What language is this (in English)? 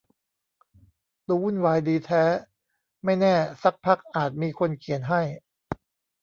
Thai